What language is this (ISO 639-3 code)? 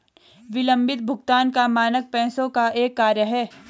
hin